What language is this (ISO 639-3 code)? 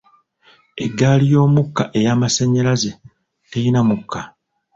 lug